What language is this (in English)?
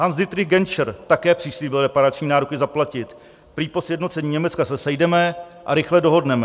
Czech